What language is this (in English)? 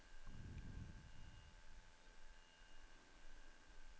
Norwegian